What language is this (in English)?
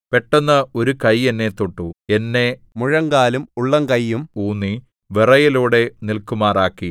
Malayalam